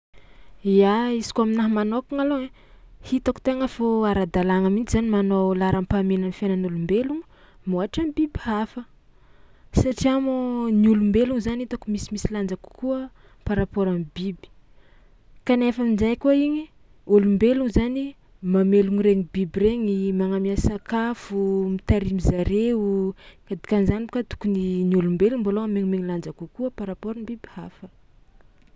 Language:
Tsimihety Malagasy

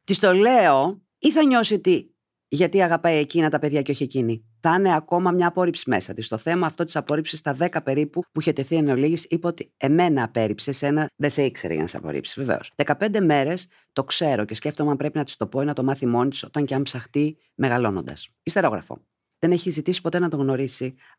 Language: Greek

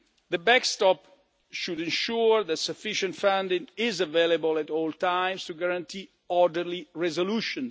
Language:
English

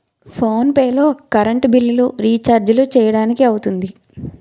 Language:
Telugu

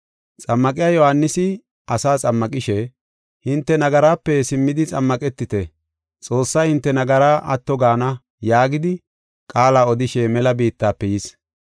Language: Gofa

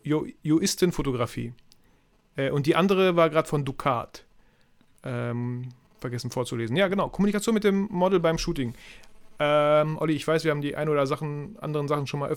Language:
German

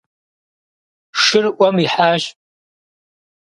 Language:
Kabardian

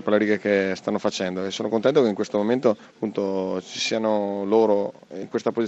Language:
Italian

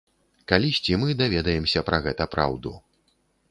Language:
Belarusian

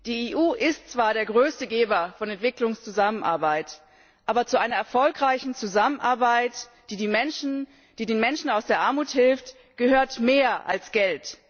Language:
German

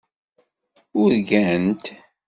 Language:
Kabyle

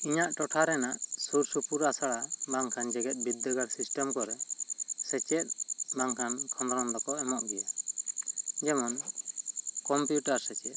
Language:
Santali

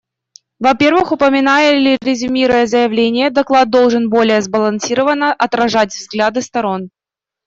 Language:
Russian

